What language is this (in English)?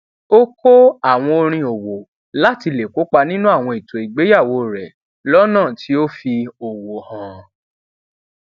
Yoruba